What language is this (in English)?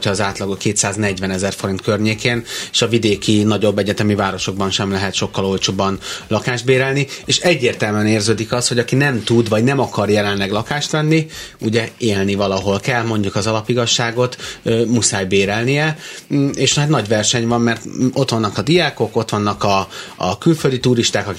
Hungarian